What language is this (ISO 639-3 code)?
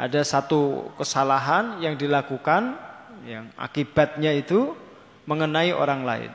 ind